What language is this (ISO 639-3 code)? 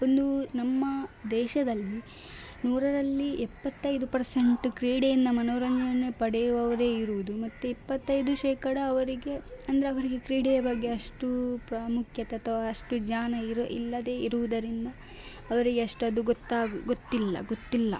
kan